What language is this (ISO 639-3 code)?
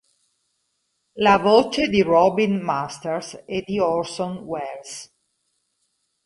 ita